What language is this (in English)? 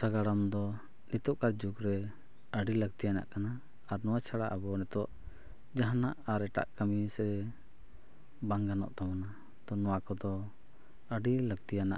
Santali